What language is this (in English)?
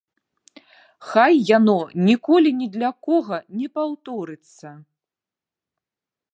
Belarusian